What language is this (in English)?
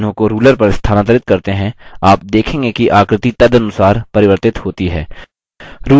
Hindi